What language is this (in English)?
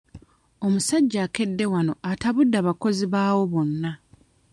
Ganda